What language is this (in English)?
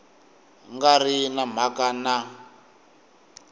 Tsonga